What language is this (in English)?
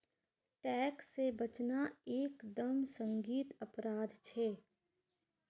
Magahi